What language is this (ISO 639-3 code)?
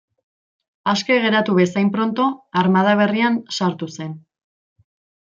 eus